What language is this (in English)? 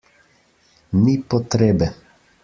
Slovenian